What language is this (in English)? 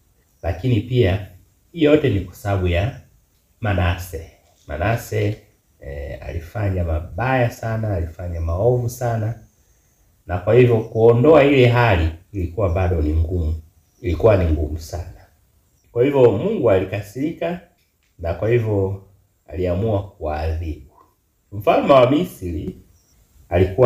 Swahili